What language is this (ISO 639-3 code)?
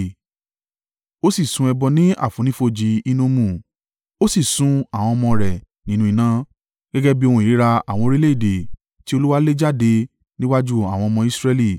yor